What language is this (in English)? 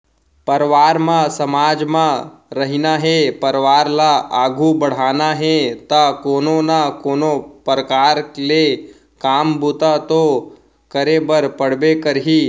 Chhattisgarhi